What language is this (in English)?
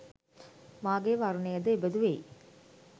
Sinhala